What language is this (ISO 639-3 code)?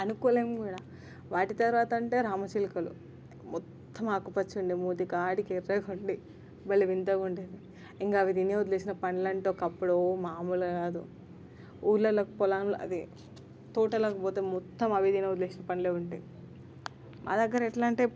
tel